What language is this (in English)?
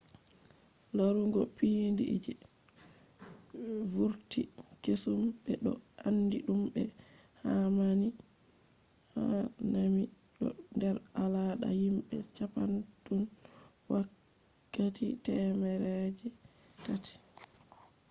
Fula